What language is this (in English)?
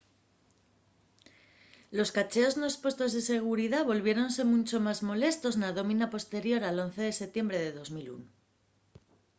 Asturian